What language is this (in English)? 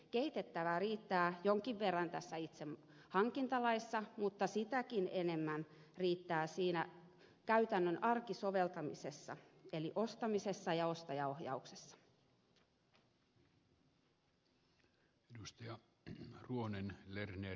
Finnish